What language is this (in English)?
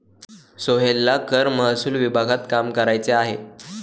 Marathi